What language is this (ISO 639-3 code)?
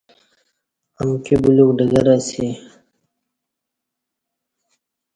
bsh